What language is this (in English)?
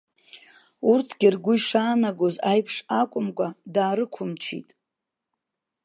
Abkhazian